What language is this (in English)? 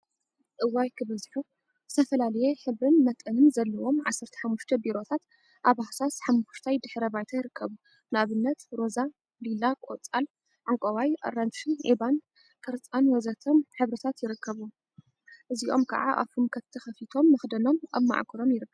Tigrinya